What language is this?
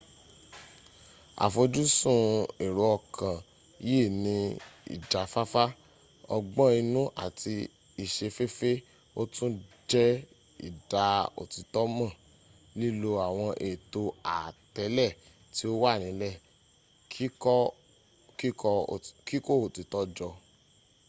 Yoruba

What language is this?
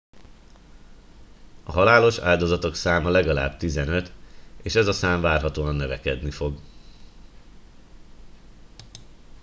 Hungarian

